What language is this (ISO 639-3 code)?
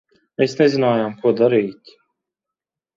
lav